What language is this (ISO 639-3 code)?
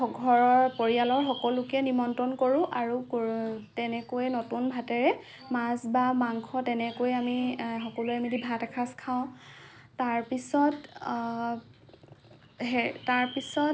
asm